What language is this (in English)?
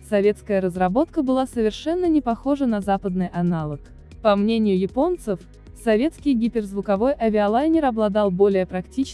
Russian